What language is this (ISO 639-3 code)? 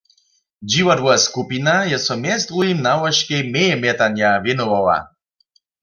hsb